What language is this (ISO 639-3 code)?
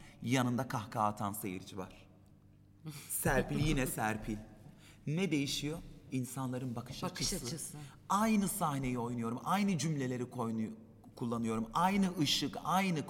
tur